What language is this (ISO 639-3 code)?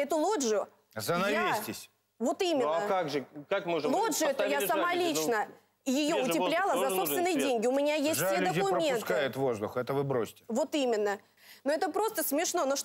rus